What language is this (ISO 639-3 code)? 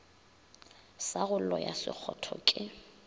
nso